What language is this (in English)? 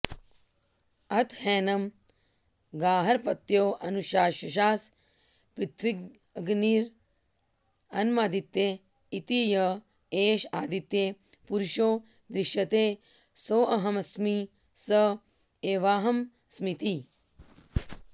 Sanskrit